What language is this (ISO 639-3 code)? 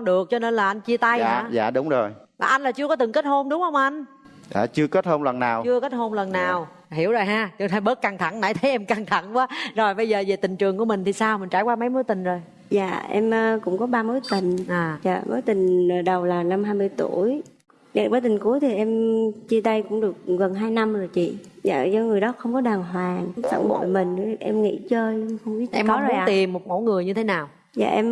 vie